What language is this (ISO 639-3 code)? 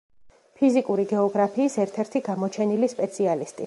kat